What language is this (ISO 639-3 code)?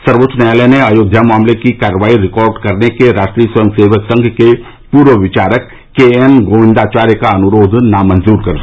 hin